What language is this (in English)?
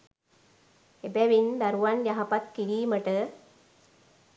Sinhala